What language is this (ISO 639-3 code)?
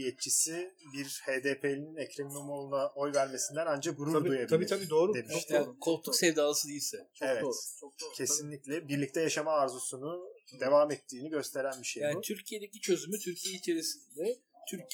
tur